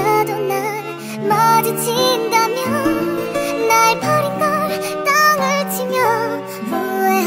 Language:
Vietnamese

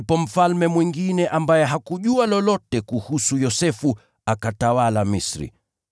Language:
Swahili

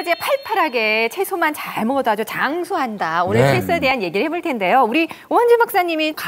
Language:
Korean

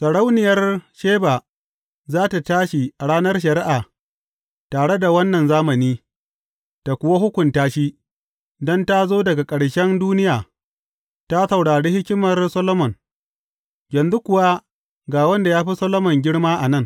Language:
Hausa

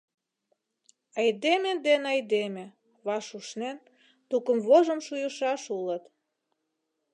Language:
Mari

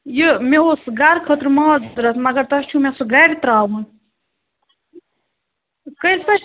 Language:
Kashmiri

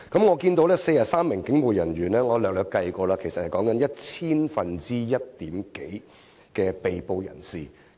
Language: Cantonese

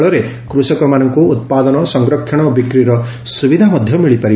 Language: Odia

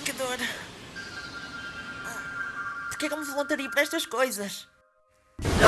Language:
Portuguese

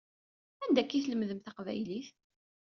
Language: Kabyle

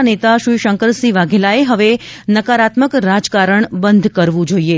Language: Gujarati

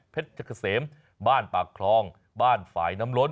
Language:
Thai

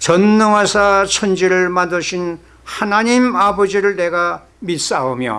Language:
Korean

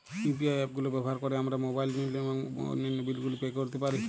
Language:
Bangla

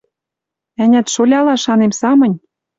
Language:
Western Mari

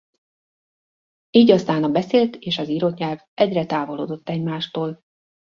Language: Hungarian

